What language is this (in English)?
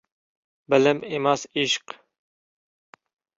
Uzbek